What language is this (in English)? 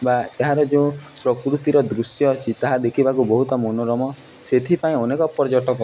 Odia